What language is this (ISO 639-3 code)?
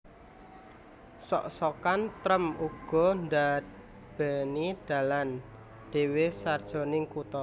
jav